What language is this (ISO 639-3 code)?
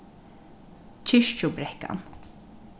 fao